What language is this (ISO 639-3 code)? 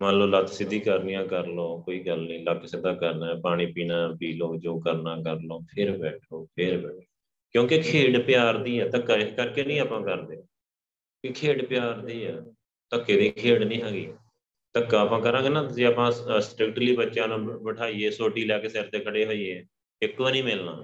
pan